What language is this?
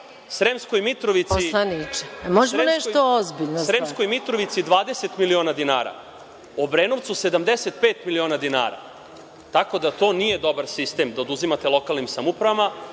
Serbian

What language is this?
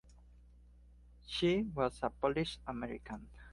English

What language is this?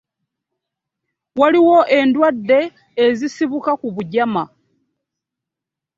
Ganda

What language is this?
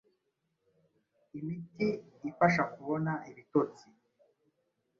Kinyarwanda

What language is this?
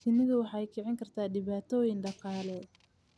Somali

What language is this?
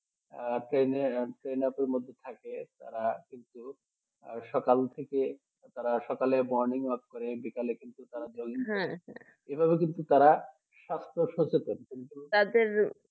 Bangla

